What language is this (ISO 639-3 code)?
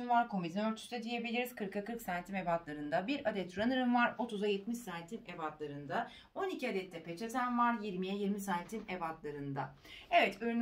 tur